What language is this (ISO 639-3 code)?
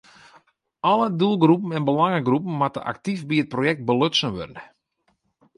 fry